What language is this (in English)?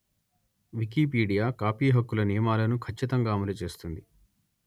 Telugu